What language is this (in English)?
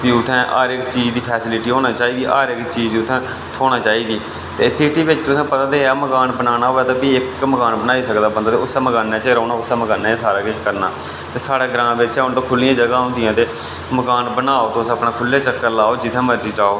Dogri